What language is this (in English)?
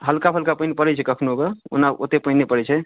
Maithili